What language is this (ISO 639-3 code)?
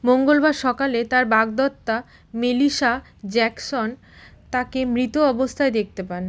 ben